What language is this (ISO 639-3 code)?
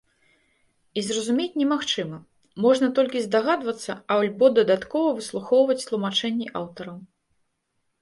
bel